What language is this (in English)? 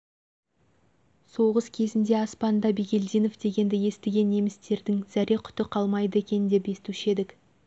Kazakh